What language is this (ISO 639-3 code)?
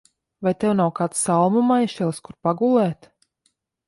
lav